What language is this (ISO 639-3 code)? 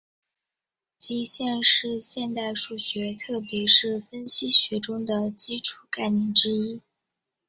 zho